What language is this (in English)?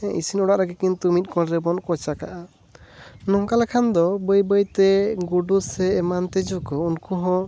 Santali